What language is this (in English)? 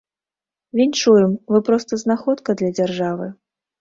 Belarusian